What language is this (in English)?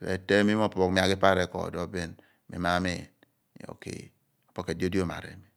Abua